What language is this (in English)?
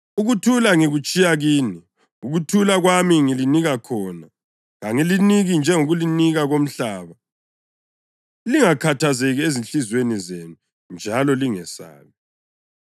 North Ndebele